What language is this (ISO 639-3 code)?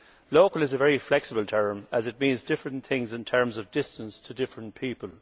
eng